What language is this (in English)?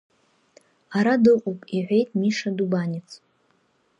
Abkhazian